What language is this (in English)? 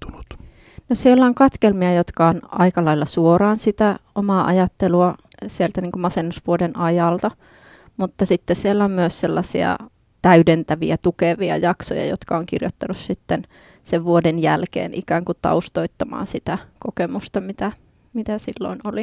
Finnish